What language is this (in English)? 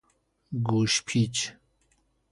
Persian